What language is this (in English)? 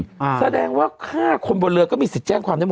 Thai